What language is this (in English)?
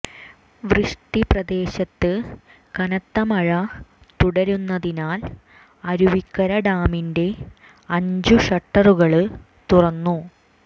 Malayalam